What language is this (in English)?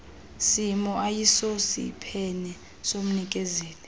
Xhosa